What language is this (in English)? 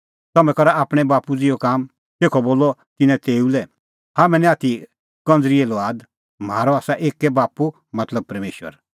Kullu Pahari